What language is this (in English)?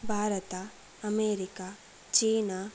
Sanskrit